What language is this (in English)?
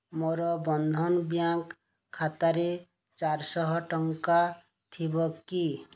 Odia